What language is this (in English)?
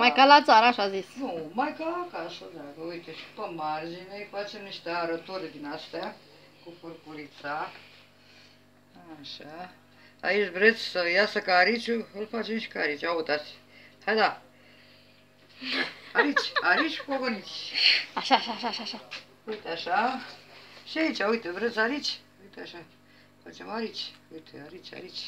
Romanian